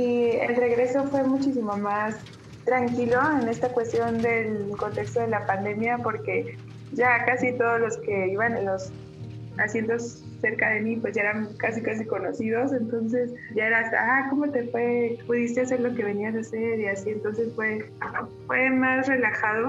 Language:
Spanish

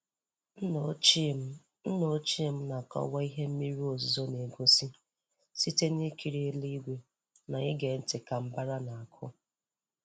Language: Igbo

